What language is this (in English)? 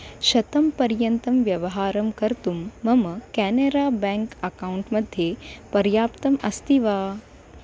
Sanskrit